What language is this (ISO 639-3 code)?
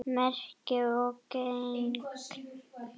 isl